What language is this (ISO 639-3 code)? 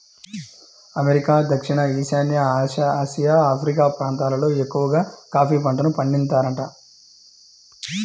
tel